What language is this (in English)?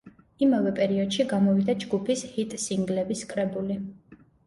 Georgian